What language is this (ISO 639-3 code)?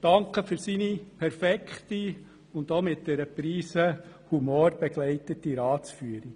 gsw